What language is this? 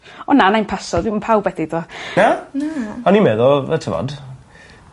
Welsh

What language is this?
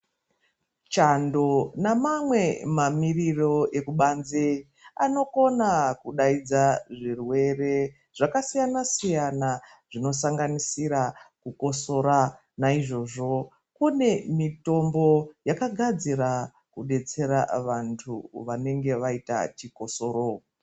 Ndau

